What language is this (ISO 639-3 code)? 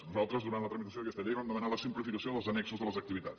cat